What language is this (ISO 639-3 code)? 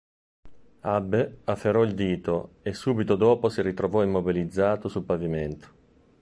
ita